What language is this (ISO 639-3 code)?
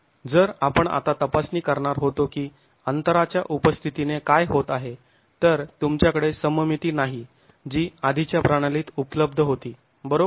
mar